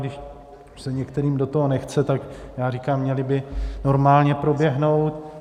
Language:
Czech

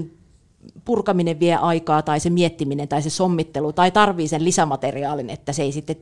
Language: Finnish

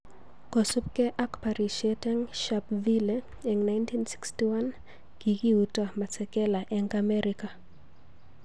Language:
Kalenjin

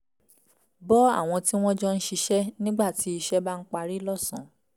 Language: Yoruba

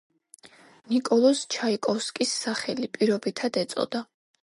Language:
Georgian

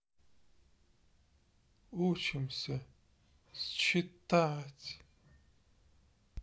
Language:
Russian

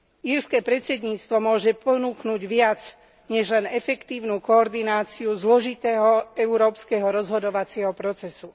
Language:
Slovak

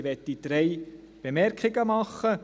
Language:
Swiss German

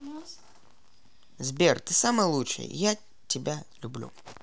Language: Russian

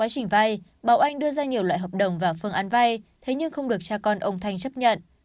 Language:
Vietnamese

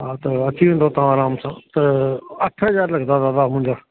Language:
Sindhi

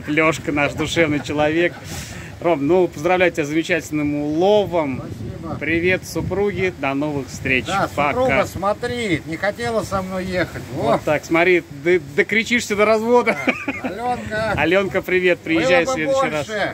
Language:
Russian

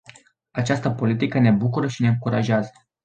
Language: Romanian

